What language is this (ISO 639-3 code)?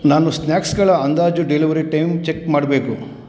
kan